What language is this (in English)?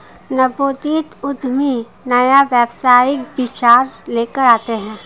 Hindi